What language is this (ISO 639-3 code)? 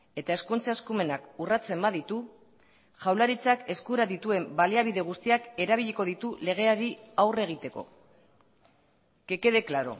eus